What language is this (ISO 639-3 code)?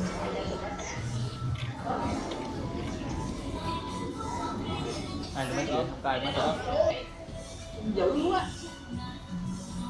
vie